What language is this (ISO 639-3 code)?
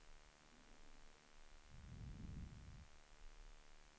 swe